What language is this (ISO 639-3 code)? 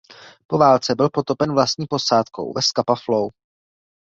ces